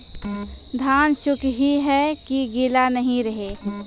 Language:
Maithili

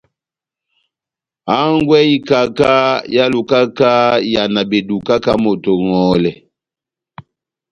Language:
Batanga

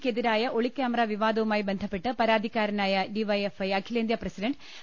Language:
Malayalam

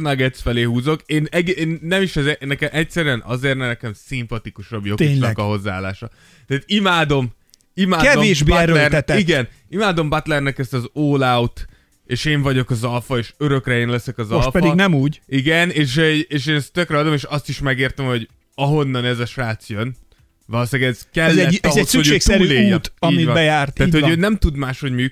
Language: Hungarian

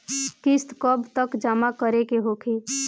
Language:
Bhojpuri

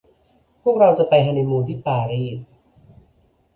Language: Thai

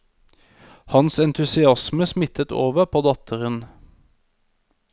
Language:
Norwegian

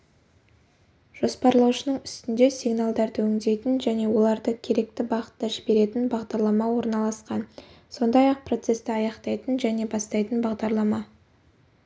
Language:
Kazakh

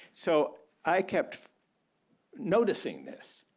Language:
English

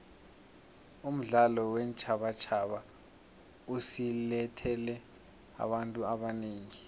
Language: South Ndebele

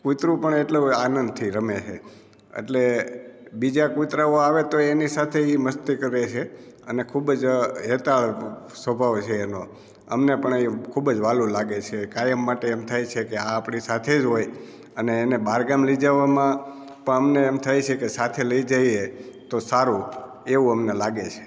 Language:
Gujarati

